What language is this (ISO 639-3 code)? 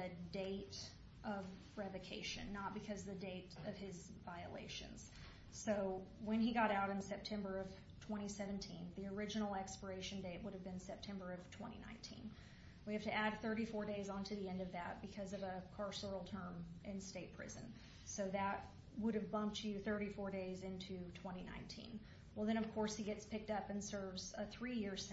eng